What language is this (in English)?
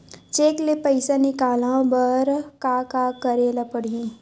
Chhattisgarhi